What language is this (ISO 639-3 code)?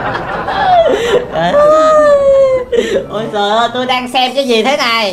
vie